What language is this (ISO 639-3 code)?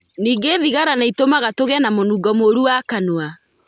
kik